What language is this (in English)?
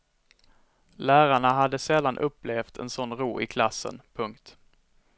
Swedish